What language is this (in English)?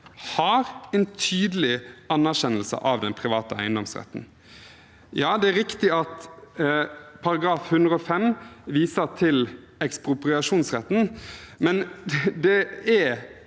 Norwegian